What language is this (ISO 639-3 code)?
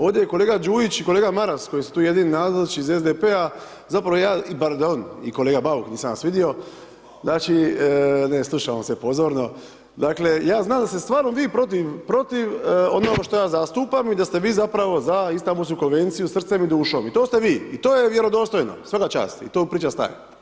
hrv